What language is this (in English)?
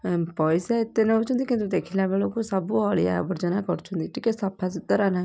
Odia